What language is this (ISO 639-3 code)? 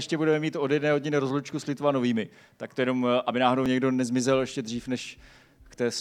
ces